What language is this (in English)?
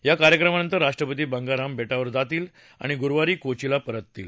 Marathi